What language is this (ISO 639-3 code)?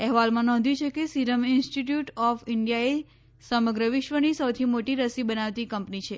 guj